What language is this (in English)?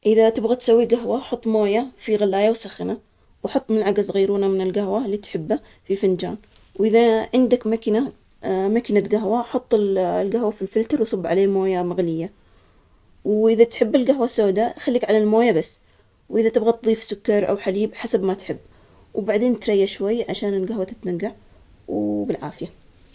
Omani Arabic